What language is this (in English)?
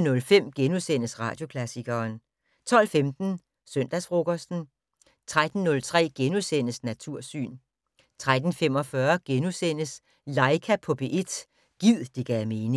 Danish